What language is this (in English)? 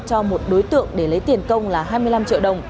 Vietnamese